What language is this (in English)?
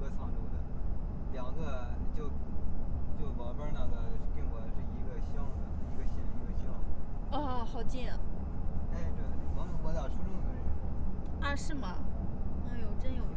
Chinese